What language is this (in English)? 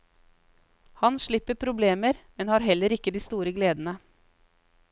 Norwegian